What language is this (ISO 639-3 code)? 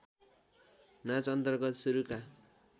nep